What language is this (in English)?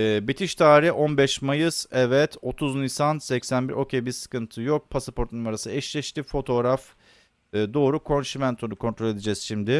Turkish